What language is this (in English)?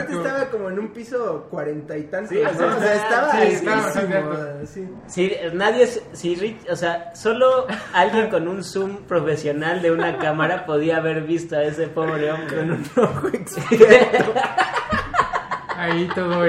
Spanish